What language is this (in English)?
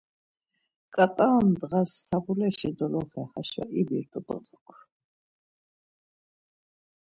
Laz